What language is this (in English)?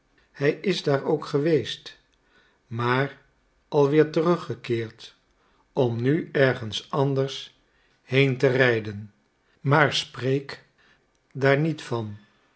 Dutch